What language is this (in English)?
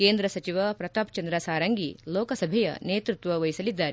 Kannada